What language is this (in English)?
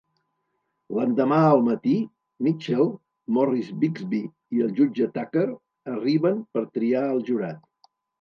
Catalan